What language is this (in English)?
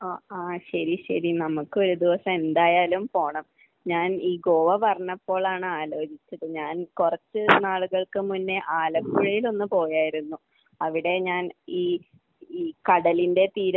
Malayalam